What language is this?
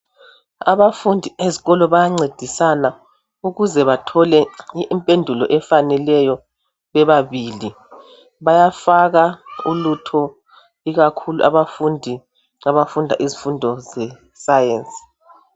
North Ndebele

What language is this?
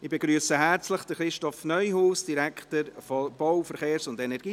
Swiss German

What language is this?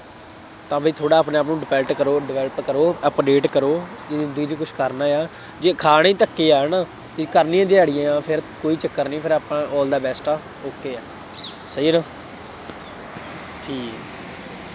Punjabi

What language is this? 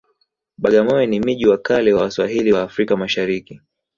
Swahili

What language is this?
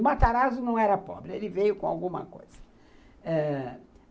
Portuguese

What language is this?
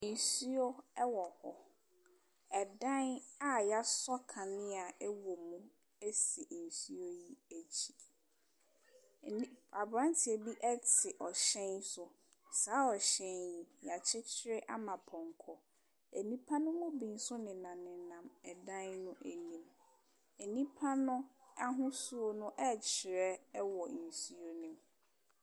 Akan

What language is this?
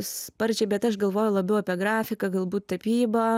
Lithuanian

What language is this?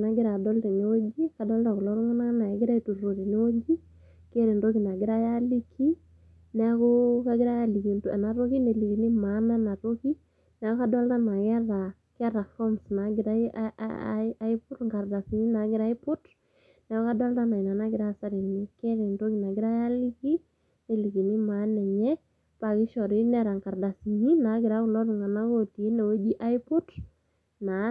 Masai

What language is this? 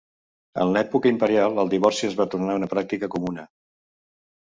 Catalan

